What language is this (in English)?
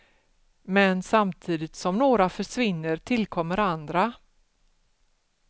Swedish